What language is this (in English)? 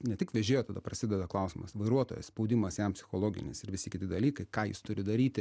Lithuanian